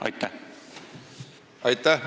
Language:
Estonian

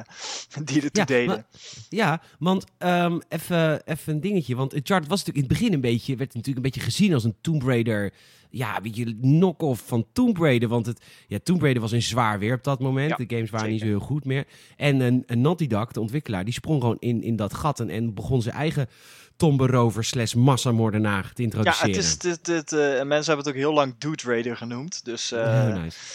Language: Dutch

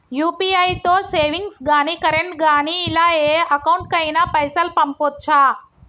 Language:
Telugu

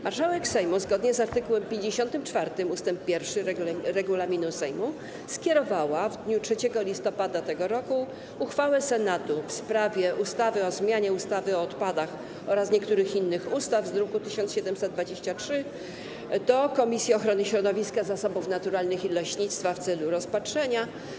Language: Polish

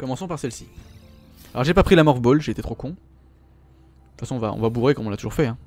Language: French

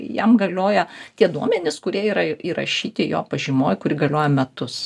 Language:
Lithuanian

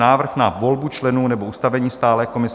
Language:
Czech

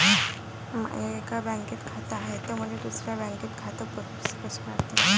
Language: Marathi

